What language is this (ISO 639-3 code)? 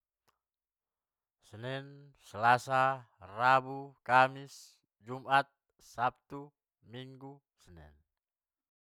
btm